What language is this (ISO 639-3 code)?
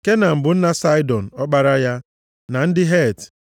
ibo